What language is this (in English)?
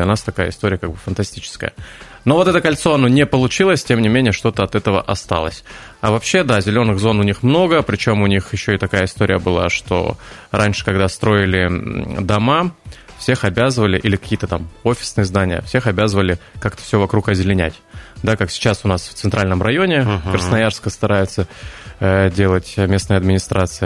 Russian